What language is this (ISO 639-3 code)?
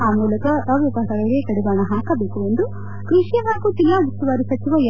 kan